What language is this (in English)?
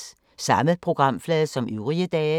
Danish